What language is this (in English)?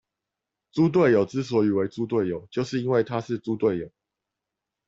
Chinese